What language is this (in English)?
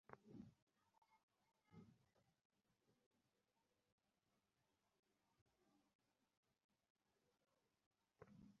Bangla